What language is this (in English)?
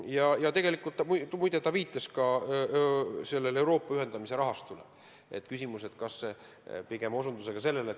Estonian